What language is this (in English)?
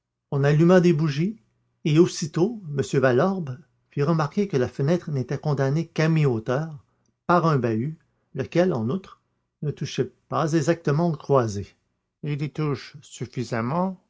French